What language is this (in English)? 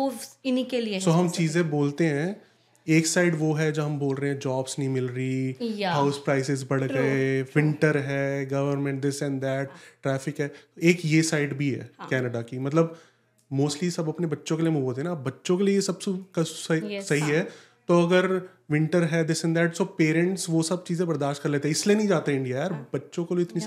Hindi